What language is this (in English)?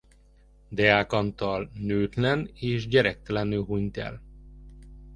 Hungarian